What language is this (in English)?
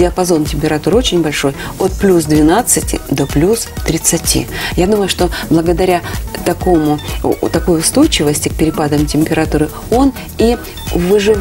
Russian